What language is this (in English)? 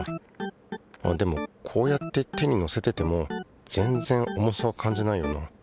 Japanese